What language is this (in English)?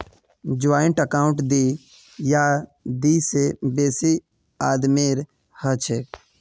Magahi